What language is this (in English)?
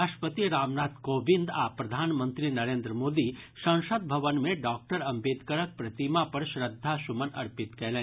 Maithili